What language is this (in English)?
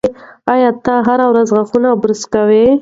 Pashto